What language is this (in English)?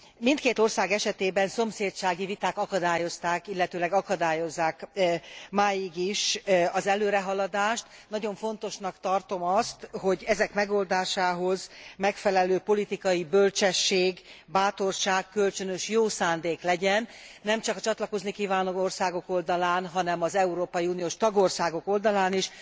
Hungarian